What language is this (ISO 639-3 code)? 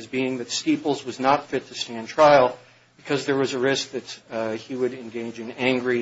eng